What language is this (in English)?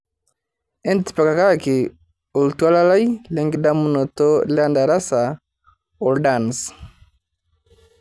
Masai